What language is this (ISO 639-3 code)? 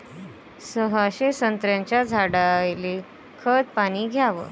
mar